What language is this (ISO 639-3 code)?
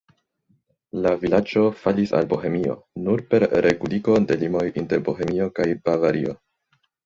epo